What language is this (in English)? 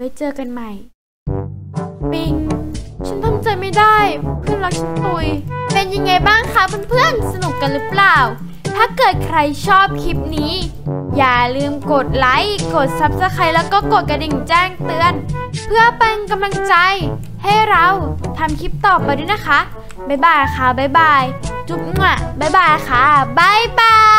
Thai